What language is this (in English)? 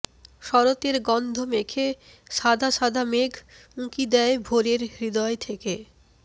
Bangla